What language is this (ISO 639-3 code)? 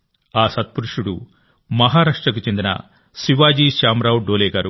tel